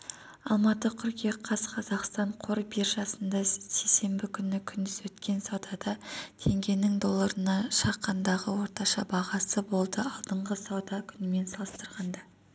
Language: Kazakh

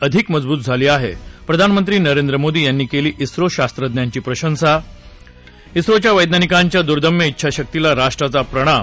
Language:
Marathi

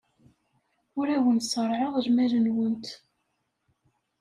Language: Kabyle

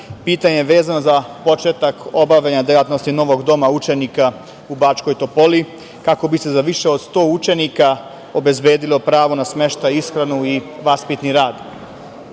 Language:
Serbian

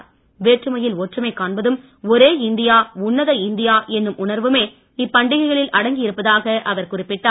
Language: Tamil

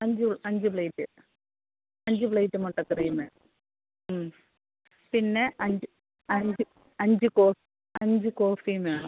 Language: Malayalam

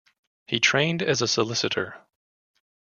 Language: English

